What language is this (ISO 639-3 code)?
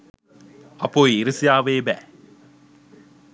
sin